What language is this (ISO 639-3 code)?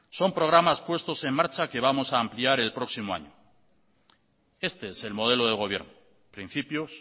spa